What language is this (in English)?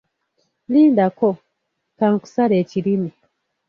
Ganda